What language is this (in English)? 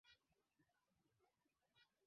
Swahili